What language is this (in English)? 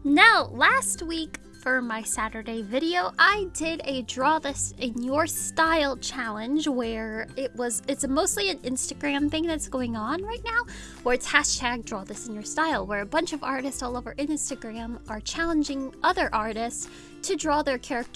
English